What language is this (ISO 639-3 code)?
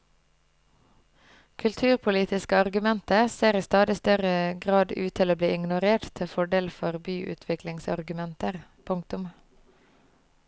nor